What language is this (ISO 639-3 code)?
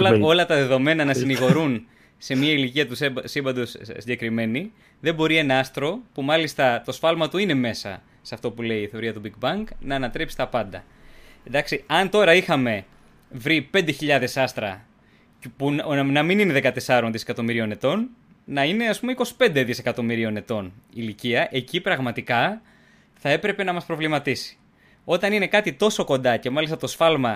ell